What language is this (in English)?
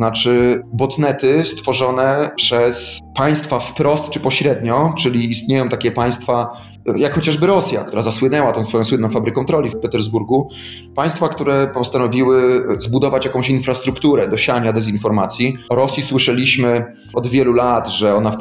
Polish